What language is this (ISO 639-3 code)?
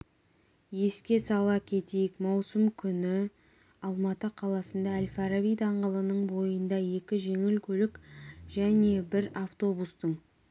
kaz